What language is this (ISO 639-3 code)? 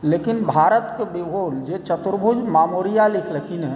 mai